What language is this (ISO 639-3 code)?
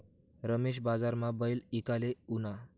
mar